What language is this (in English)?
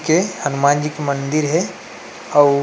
Chhattisgarhi